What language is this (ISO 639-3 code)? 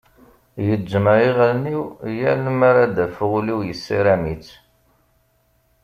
kab